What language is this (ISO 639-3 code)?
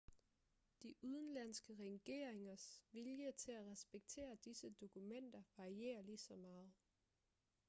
dan